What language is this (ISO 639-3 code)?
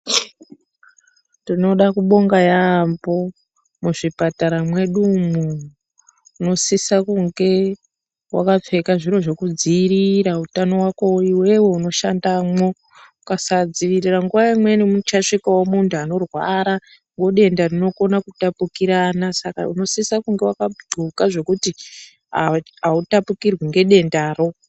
ndc